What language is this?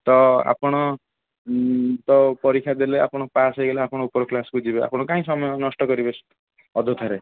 Odia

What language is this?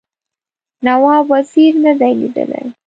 Pashto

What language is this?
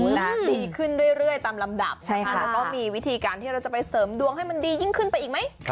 Thai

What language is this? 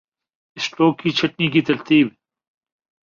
Urdu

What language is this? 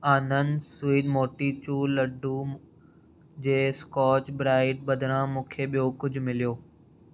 Sindhi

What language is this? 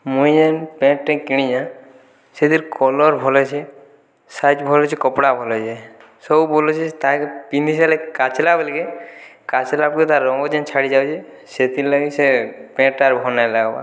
Odia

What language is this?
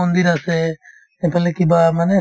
Assamese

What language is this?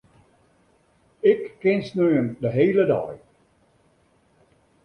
Western Frisian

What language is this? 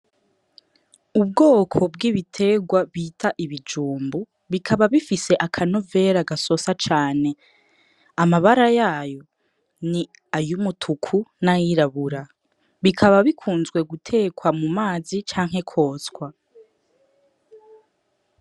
Rundi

